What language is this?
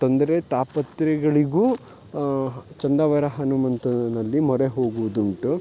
Kannada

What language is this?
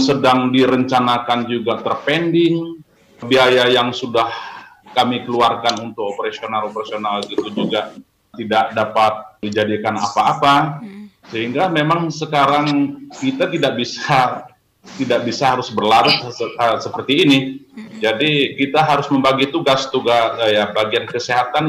Indonesian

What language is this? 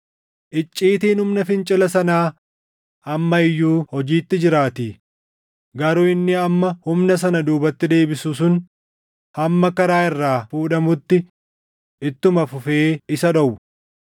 Oromo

